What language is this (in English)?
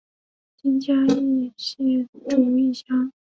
Chinese